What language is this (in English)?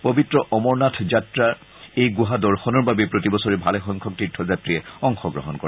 Assamese